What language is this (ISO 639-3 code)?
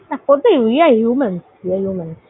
ben